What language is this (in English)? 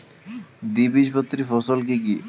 Bangla